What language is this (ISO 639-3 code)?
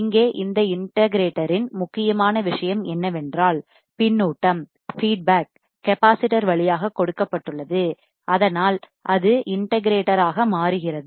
tam